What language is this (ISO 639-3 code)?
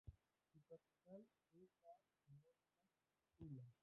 spa